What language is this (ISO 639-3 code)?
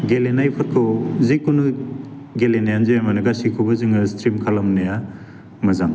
brx